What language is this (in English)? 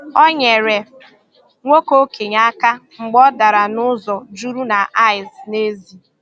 Igbo